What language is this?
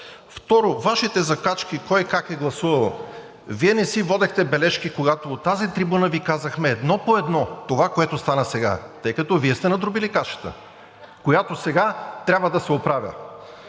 Bulgarian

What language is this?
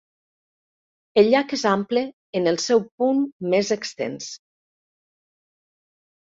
Catalan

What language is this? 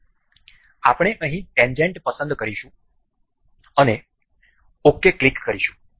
Gujarati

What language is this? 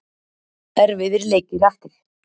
Icelandic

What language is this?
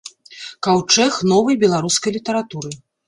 Belarusian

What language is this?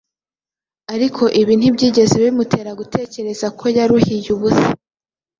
Kinyarwanda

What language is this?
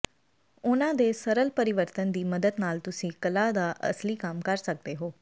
Punjabi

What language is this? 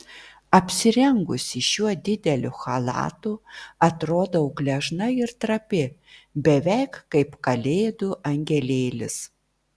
Lithuanian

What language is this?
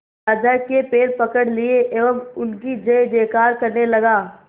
Hindi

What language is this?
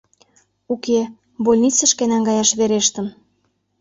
Mari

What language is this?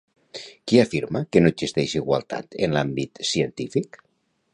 Catalan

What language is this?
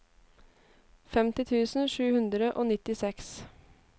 Norwegian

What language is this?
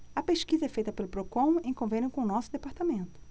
Portuguese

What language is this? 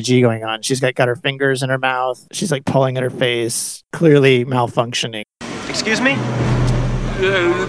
English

